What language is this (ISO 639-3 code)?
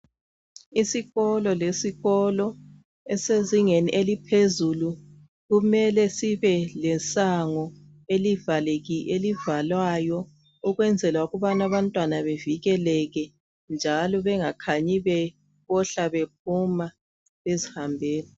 nde